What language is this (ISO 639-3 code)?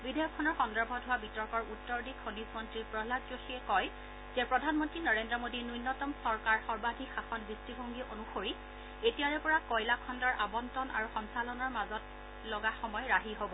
asm